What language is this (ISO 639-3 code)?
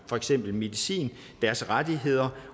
dan